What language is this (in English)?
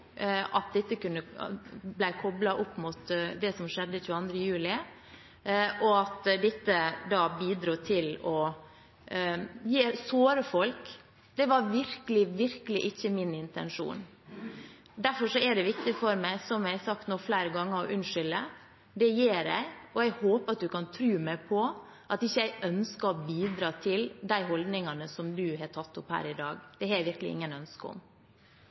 Norwegian Bokmål